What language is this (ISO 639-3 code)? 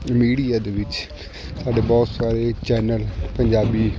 pan